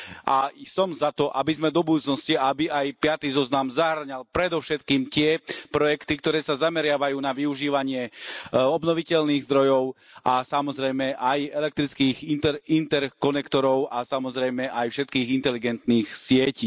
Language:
Slovak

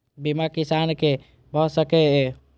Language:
Maithili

